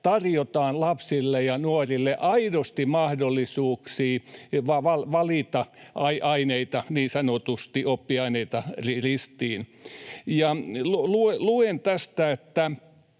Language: Finnish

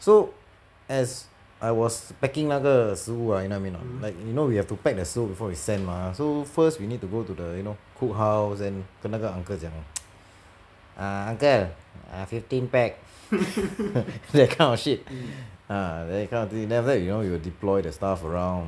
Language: English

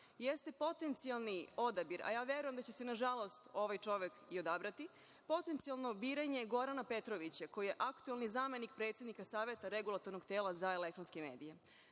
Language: Serbian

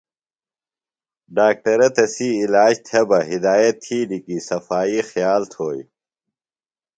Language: Phalura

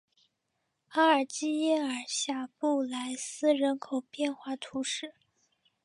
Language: Chinese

